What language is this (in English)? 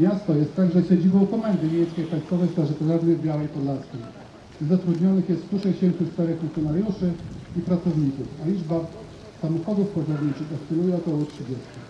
Polish